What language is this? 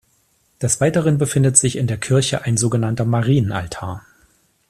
German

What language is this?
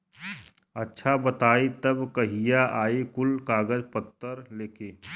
Bhojpuri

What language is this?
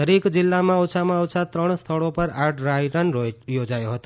Gujarati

